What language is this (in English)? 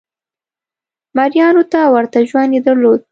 Pashto